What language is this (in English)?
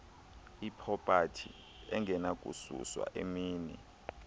Xhosa